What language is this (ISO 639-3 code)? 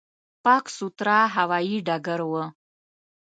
pus